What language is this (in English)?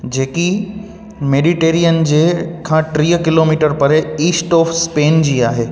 Sindhi